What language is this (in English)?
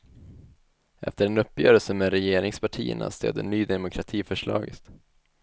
Swedish